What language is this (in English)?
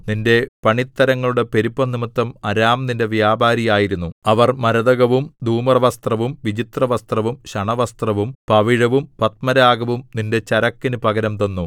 Malayalam